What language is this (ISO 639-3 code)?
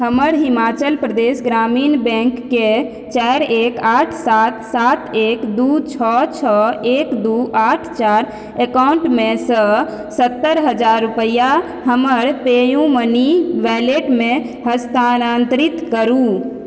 mai